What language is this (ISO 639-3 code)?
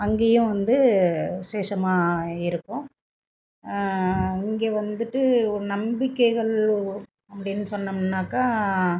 tam